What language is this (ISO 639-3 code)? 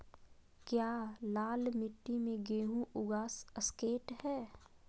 mag